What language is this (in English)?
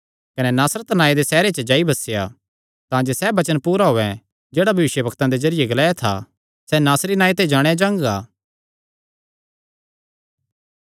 Kangri